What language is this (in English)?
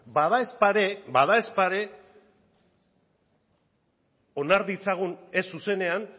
Basque